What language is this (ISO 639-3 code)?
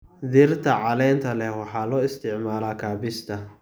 som